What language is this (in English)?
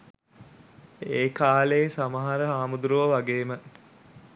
Sinhala